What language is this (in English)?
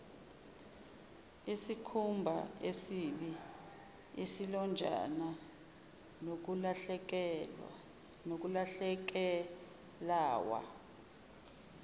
Zulu